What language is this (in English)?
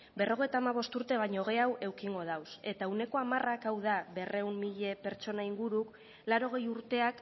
Basque